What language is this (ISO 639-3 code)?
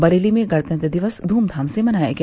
hin